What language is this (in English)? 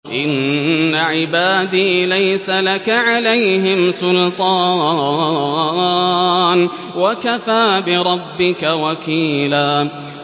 Arabic